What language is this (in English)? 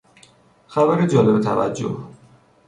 Persian